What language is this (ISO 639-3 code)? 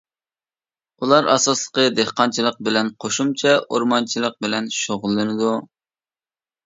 uig